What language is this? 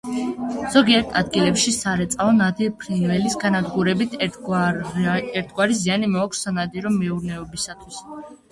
Georgian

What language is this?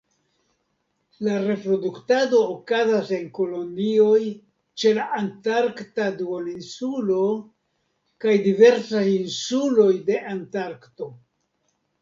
Esperanto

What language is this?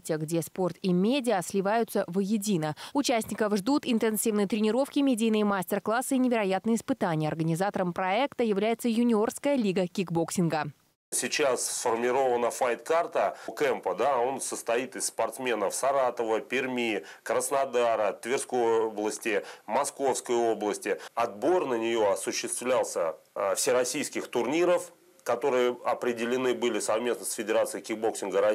Russian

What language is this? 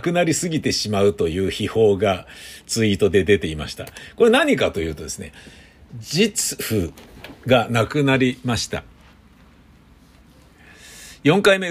Japanese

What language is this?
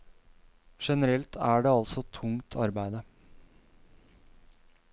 Norwegian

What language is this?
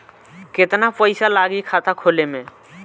Bhojpuri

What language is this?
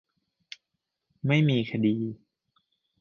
Thai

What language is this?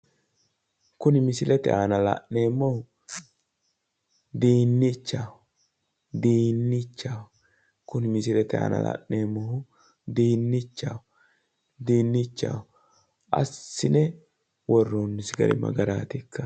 Sidamo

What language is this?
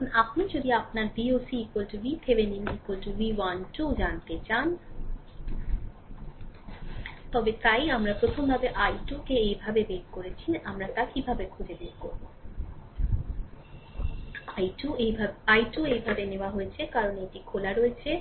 Bangla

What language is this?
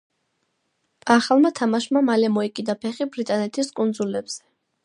Georgian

